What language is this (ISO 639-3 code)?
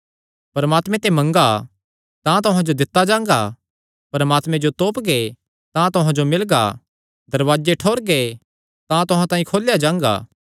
xnr